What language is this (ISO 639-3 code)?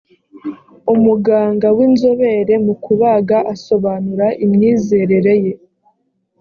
kin